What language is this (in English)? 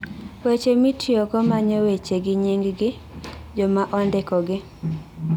Luo (Kenya and Tanzania)